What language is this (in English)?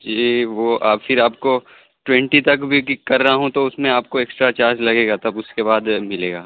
Urdu